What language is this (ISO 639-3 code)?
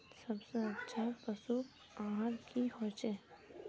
mag